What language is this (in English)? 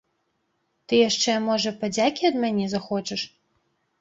Belarusian